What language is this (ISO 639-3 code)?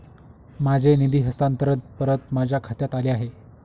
mar